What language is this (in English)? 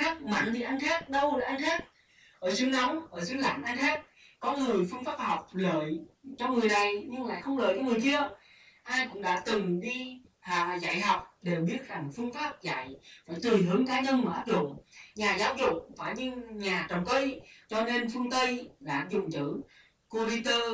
Vietnamese